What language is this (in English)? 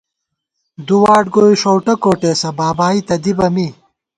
Gawar-Bati